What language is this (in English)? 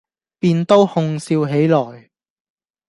Cantonese